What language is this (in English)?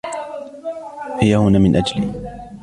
Arabic